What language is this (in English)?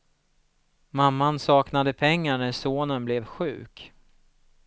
Swedish